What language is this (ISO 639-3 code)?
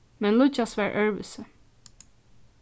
fao